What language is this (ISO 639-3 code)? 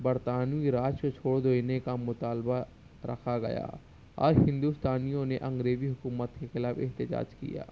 urd